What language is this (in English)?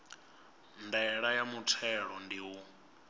Venda